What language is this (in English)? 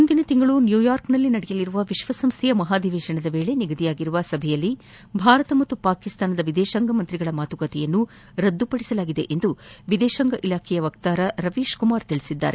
Kannada